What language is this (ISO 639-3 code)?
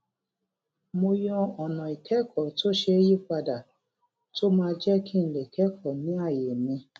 yor